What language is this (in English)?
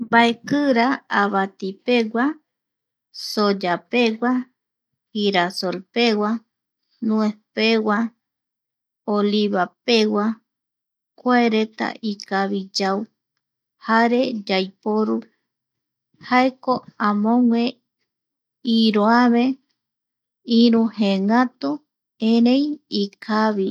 Eastern Bolivian Guaraní